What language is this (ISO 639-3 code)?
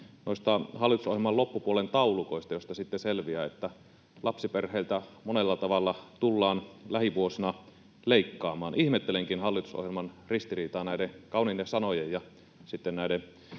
fin